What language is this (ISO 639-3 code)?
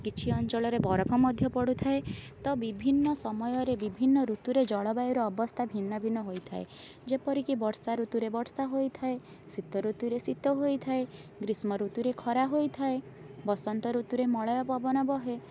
ori